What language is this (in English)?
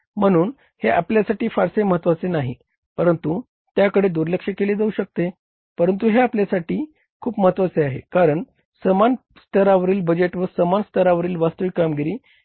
Marathi